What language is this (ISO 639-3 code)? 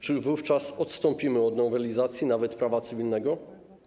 pol